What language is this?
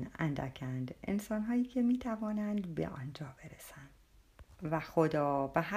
Persian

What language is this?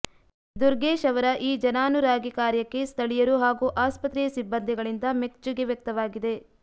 Kannada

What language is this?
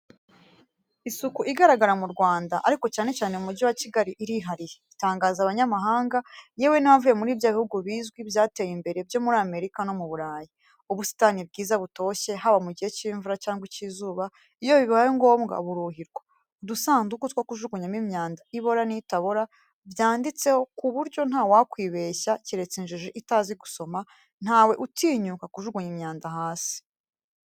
Kinyarwanda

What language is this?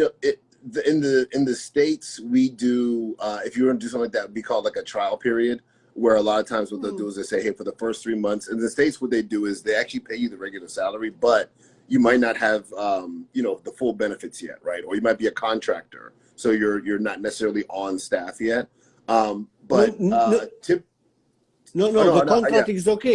English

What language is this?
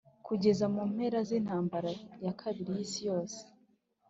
Kinyarwanda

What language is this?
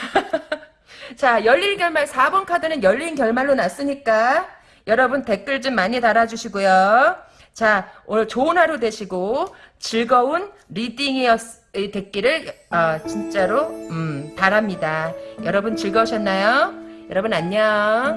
Korean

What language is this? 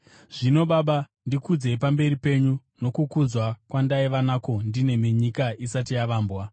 Shona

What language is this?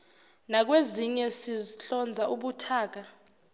Zulu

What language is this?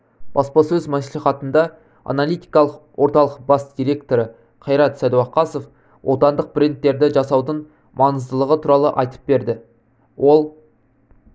Kazakh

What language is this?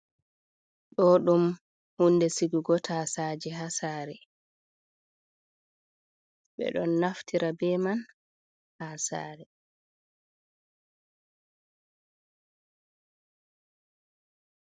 Fula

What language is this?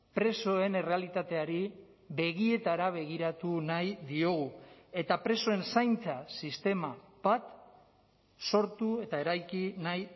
Basque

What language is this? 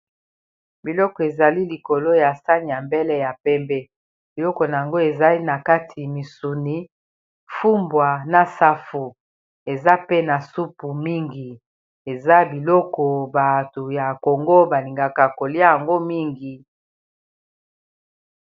Lingala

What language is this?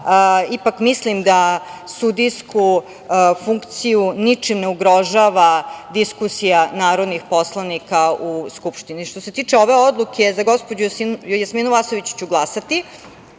Serbian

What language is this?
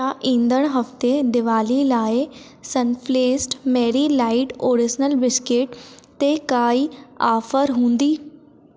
Sindhi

